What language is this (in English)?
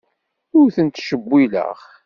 Kabyle